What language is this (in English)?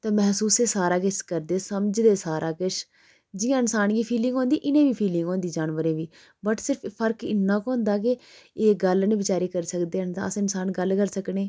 Dogri